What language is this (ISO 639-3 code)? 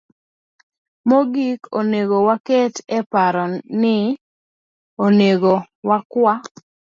luo